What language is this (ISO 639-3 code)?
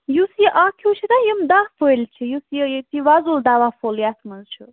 kas